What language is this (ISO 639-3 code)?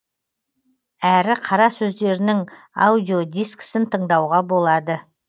kaz